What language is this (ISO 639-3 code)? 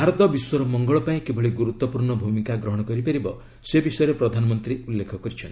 ori